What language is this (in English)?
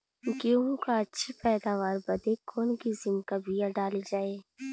Bhojpuri